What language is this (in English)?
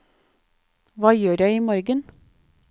Norwegian